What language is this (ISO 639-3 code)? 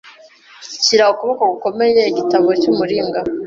kin